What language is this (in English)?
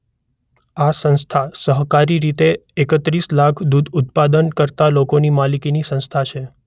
Gujarati